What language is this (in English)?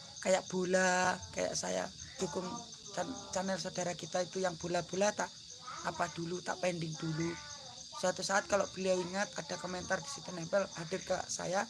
Indonesian